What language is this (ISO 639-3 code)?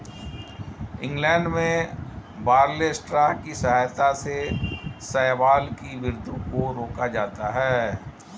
hin